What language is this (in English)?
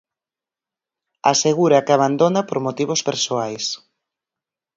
Galician